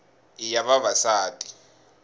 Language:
Tsonga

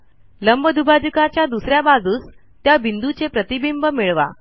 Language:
Marathi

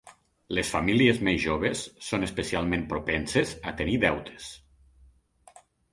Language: Catalan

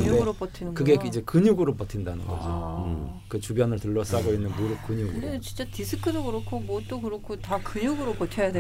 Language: Korean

